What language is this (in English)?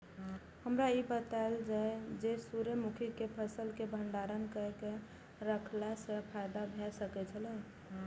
Maithili